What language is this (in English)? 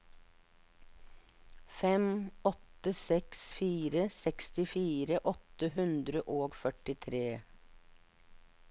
Norwegian